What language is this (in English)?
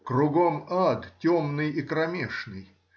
Russian